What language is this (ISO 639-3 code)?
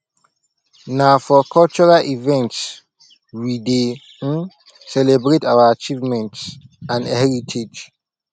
pcm